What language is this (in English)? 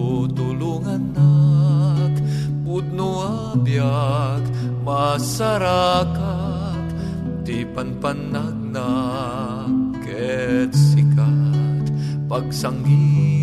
Filipino